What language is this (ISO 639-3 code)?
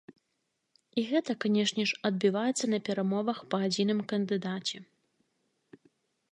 bel